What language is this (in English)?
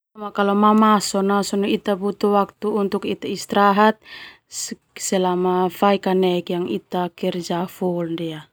Termanu